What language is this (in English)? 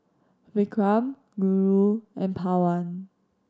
English